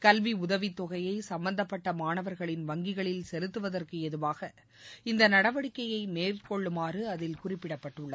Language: Tamil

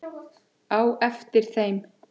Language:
Icelandic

